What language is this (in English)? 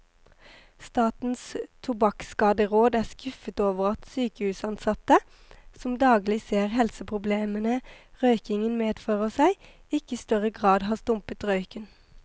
Norwegian